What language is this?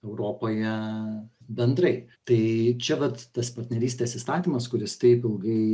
Lithuanian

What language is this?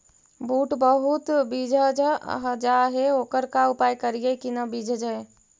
Magahi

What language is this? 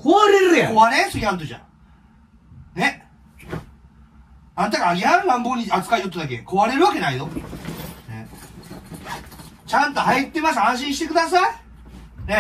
Japanese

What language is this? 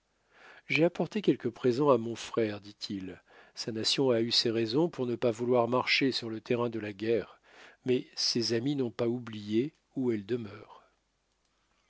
French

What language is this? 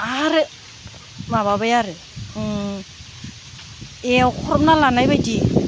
Bodo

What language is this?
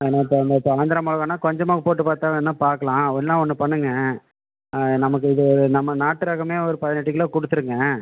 Tamil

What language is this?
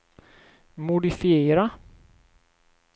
Swedish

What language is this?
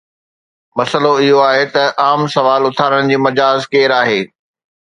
Sindhi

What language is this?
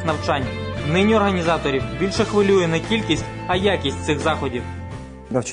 Ukrainian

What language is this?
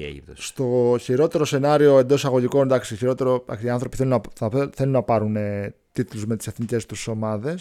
Greek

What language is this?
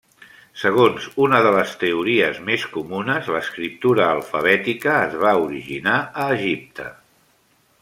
Catalan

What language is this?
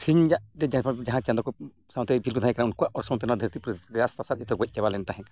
Santali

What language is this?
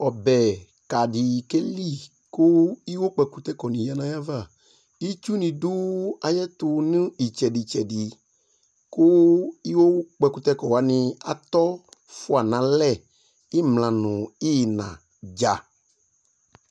Ikposo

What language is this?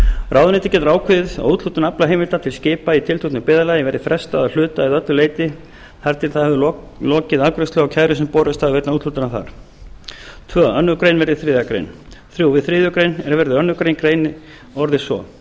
Icelandic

